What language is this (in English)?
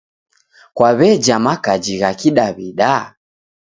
Taita